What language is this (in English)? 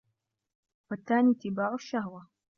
Arabic